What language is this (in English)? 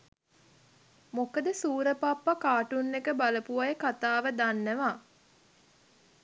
Sinhala